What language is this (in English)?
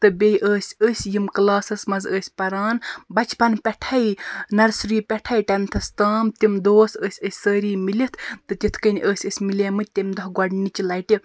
Kashmiri